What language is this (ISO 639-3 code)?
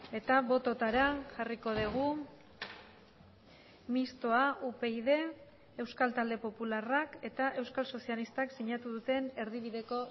eus